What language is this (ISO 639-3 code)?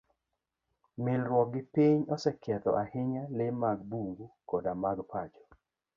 luo